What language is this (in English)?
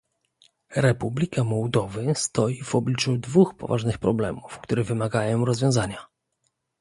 Polish